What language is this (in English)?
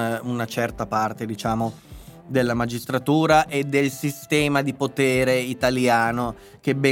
Italian